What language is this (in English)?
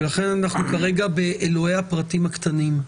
Hebrew